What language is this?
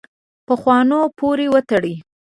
Pashto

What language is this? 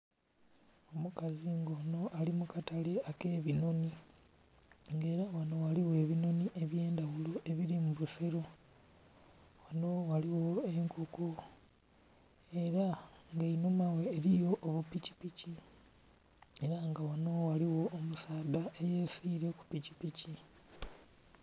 Soga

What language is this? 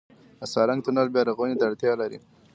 Pashto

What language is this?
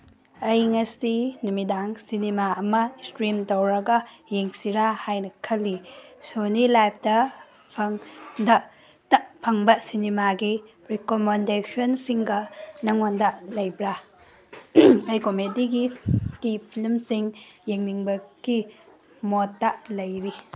Manipuri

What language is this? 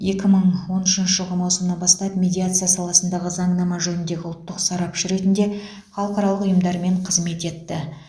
Kazakh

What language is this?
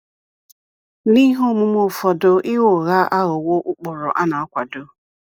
Igbo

